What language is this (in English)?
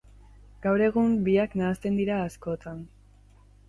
Basque